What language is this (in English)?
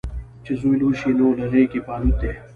Pashto